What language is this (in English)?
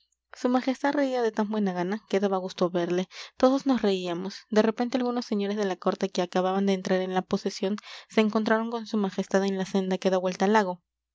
Spanish